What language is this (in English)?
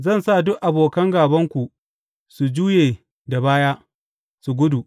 Hausa